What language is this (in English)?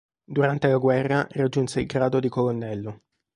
Italian